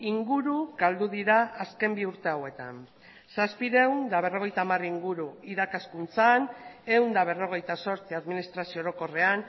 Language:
Basque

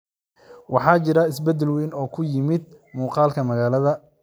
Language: Somali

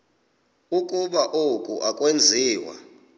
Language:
Xhosa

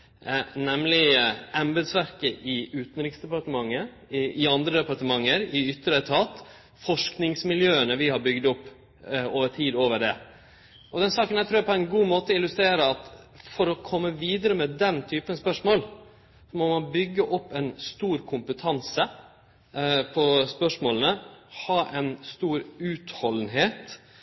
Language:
Norwegian Nynorsk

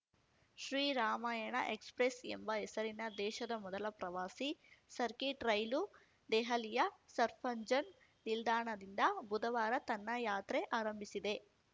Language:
Kannada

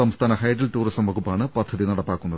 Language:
Malayalam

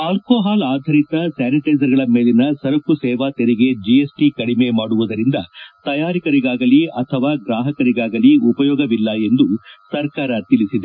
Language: Kannada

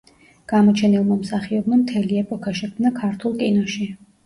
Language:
Georgian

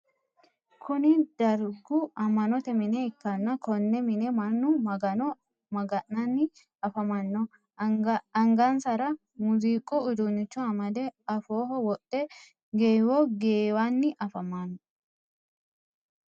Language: Sidamo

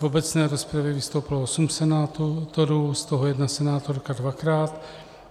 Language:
Czech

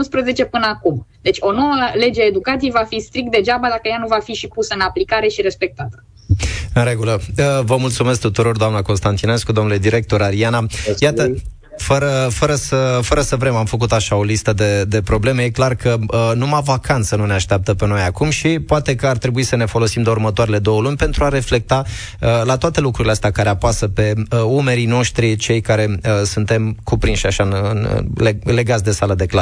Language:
Romanian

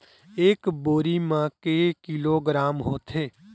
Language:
Chhattisgarhi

